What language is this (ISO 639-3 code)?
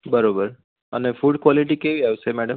guj